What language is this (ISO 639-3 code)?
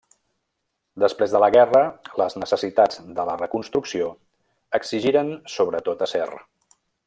cat